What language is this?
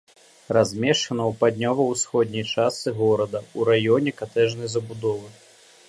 Belarusian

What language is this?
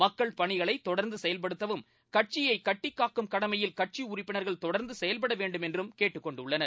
Tamil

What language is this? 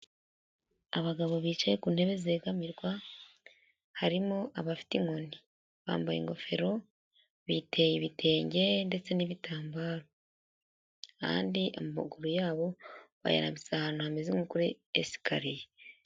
Kinyarwanda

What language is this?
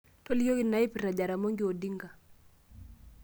Masai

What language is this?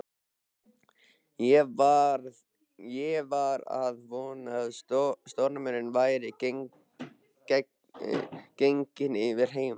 Icelandic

